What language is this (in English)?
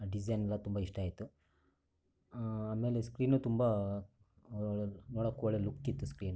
Kannada